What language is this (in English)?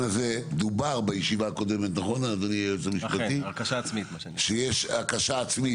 Hebrew